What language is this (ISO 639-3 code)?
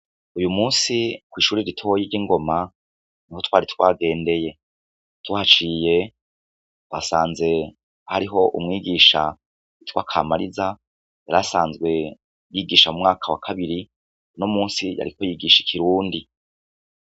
run